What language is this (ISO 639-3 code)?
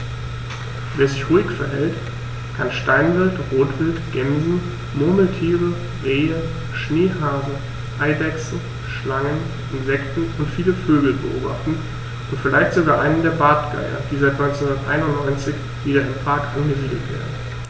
deu